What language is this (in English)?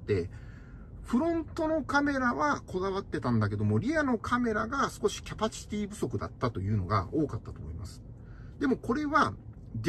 Japanese